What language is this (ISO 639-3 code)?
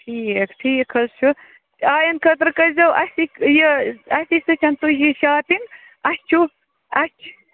kas